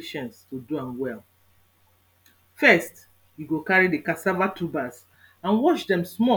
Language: Nigerian Pidgin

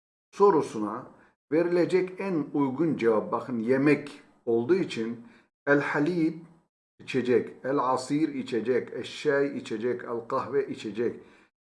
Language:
Turkish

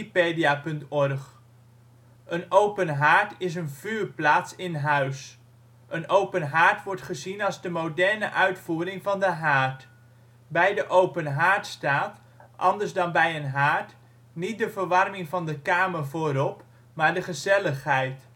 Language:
Dutch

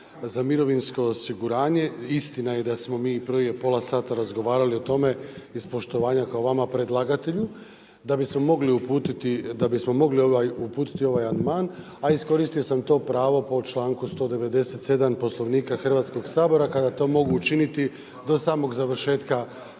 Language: Croatian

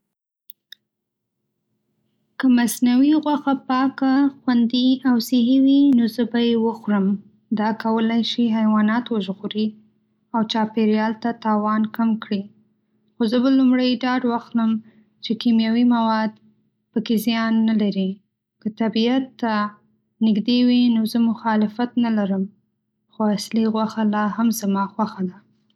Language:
Pashto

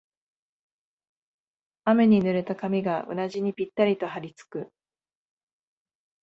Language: Japanese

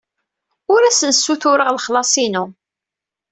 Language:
Kabyle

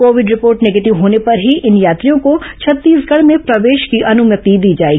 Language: Hindi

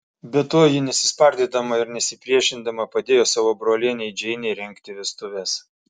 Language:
Lithuanian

